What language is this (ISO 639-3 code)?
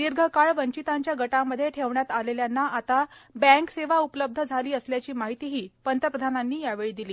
mar